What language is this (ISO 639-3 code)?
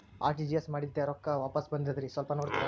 kan